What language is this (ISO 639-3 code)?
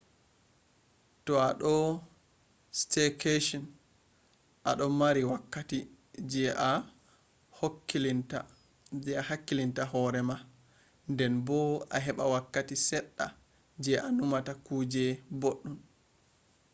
ful